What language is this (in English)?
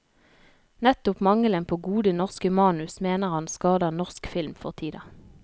Norwegian